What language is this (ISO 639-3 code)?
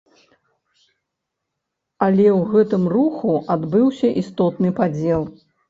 bel